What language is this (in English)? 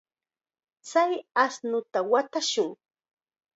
Chiquián Ancash Quechua